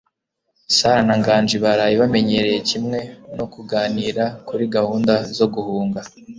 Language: Kinyarwanda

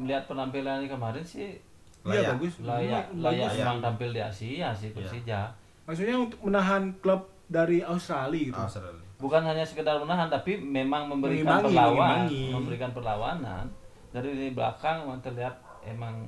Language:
Indonesian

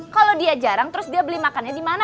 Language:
Indonesian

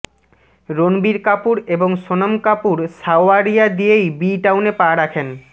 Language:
Bangla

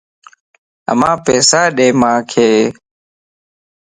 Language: Lasi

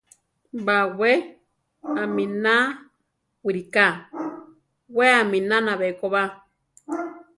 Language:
Central Tarahumara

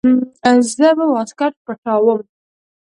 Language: Pashto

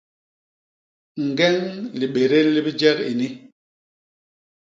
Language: Basaa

